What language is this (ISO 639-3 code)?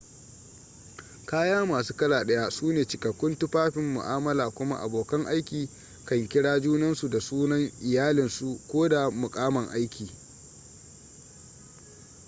hau